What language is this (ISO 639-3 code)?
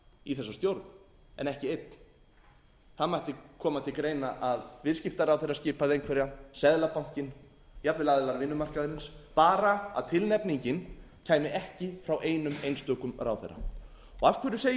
isl